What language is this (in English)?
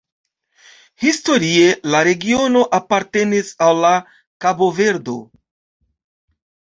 Esperanto